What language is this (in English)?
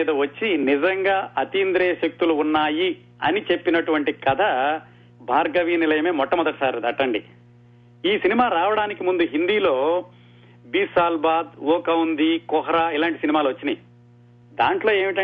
Telugu